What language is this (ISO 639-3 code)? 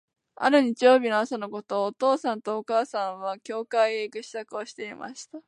jpn